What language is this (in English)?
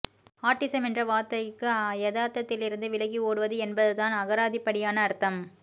Tamil